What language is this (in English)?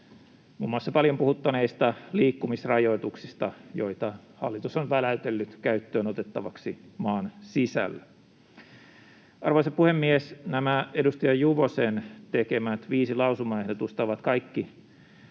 Finnish